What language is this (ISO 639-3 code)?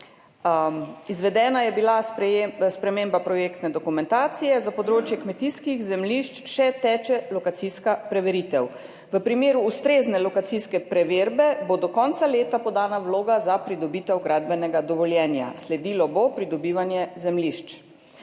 slv